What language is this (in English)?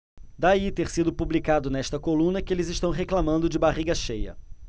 Portuguese